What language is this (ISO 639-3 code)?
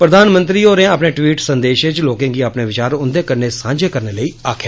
doi